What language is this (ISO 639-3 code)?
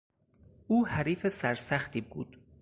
fas